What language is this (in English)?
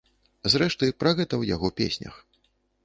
Belarusian